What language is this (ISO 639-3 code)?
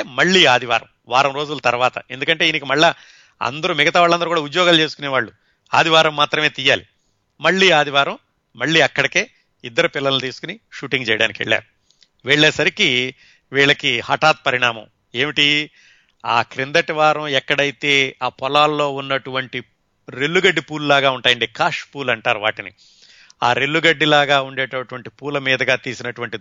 tel